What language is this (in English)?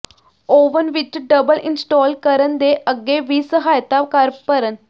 Punjabi